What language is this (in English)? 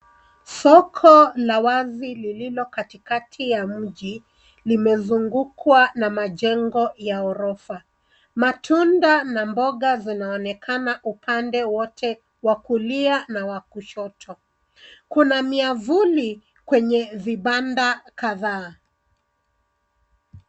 Swahili